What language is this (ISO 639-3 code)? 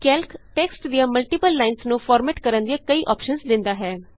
pan